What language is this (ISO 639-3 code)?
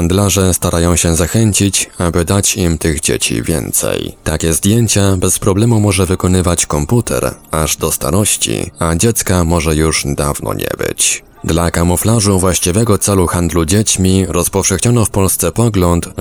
pol